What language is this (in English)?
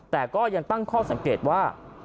Thai